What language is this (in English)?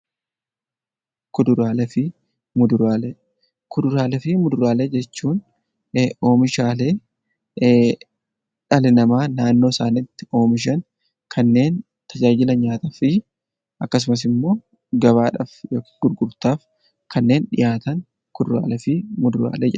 Oromo